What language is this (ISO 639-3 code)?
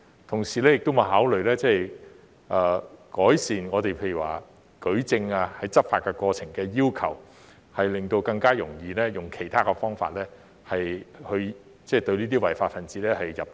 yue